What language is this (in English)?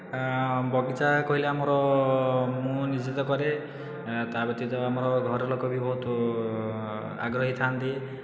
Odia